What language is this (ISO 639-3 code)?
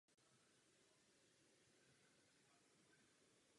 ces